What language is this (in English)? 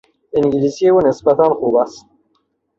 Persian